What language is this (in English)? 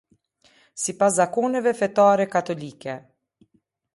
Albanian